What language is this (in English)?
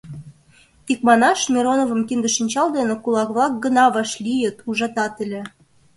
Mari